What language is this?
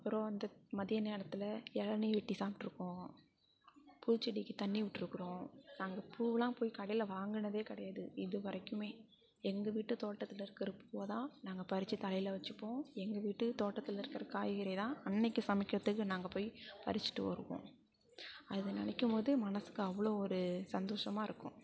Tamil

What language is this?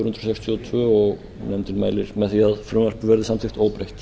Icelandic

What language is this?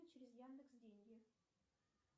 Russian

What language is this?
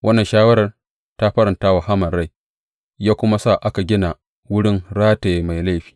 Hausa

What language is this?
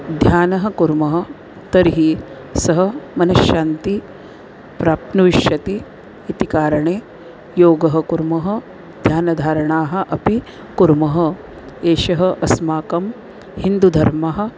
Sanskrit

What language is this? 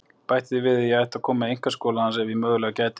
Icelandic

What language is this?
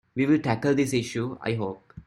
English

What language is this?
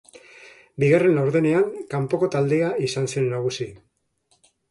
Basque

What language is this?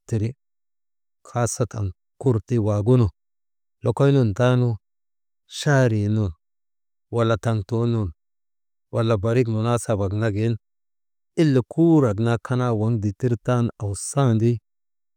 Maba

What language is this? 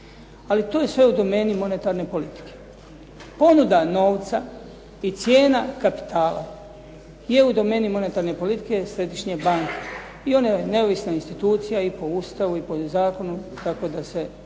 Croatian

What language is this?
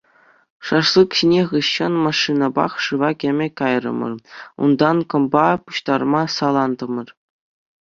Chuvash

